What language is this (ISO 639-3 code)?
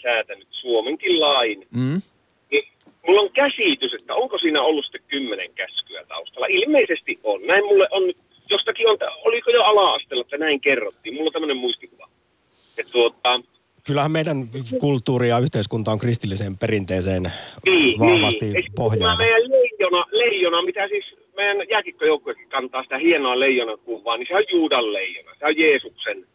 fin